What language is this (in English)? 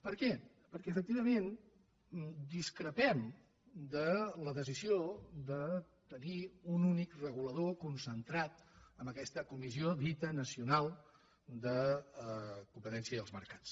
Catalan